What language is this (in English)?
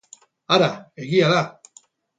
Basque